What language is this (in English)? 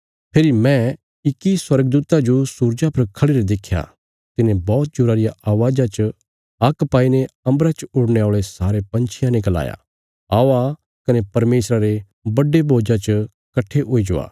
Bilaspuri